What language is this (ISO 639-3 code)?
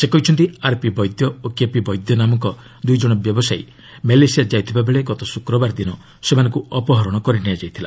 ori